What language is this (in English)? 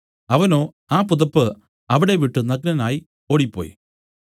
Malayalam